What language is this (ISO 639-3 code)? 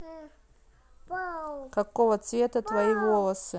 rus